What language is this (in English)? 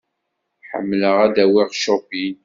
Kabyle